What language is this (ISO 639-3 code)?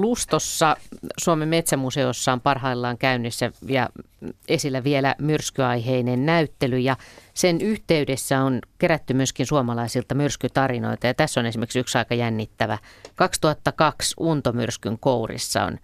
fin